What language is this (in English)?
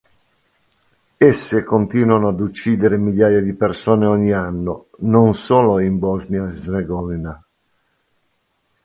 Italian